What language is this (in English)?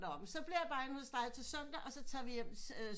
Danish